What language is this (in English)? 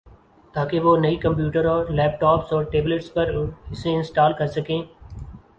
Urdu